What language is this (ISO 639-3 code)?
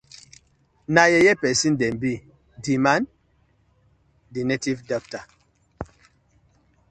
pcm